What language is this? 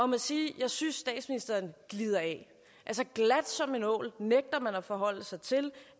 Danish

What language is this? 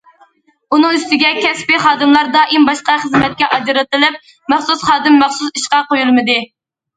Uyghur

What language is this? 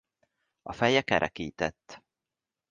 Hungarian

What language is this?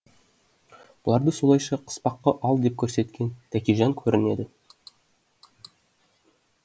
Kazakh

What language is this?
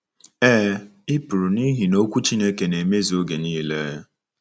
Igbo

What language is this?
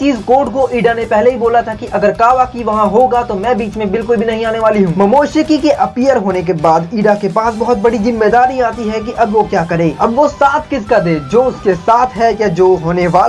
Hindi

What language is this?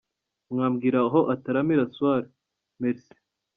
Kinyarwanda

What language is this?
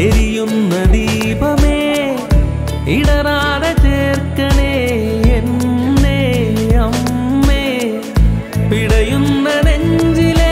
Romanian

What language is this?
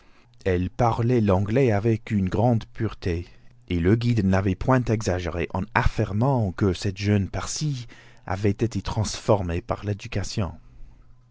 French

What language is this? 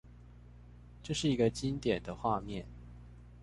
Chinese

